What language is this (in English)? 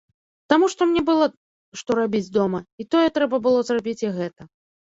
Belarusian